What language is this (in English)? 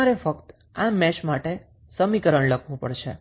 Gujarati